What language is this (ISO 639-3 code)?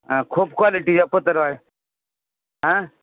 mar